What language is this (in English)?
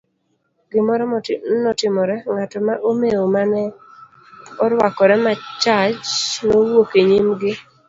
Luo (Kenya and Tanzania)